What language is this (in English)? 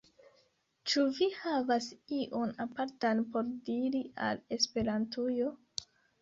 Esperanto